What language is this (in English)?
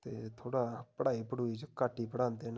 Dogri